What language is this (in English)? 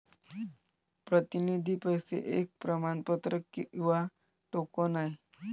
Marathi